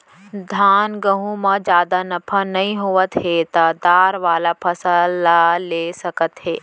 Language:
Chhattisgarhi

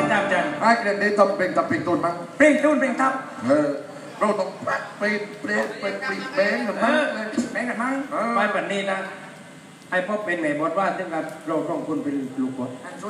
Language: Thai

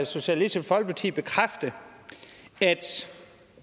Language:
Danish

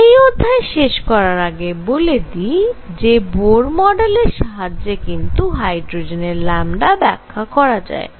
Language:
Bangla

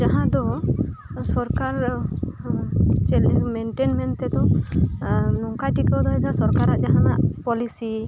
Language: Santali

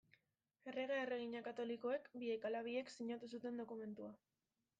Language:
Basque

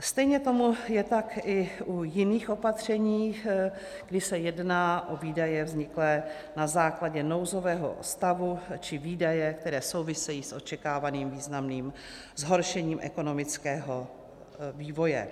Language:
Czech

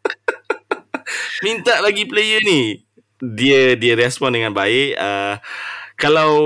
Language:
Malay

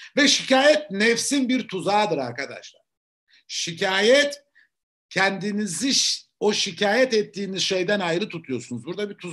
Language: Turkish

